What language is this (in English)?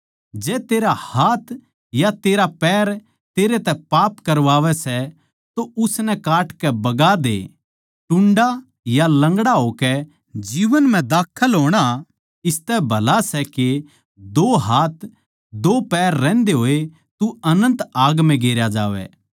Haryanvi